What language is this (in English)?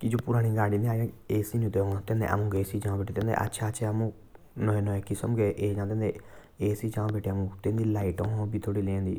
Jaunsari